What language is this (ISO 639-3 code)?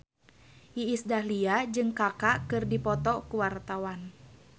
sun